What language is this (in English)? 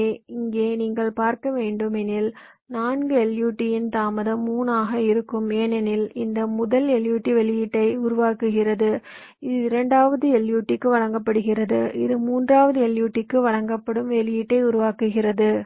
Tamil